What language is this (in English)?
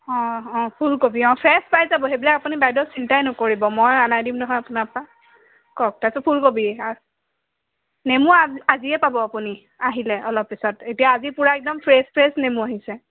Assamese